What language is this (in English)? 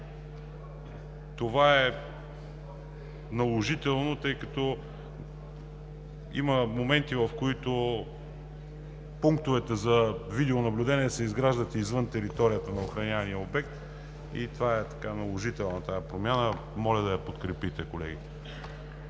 Bulgarian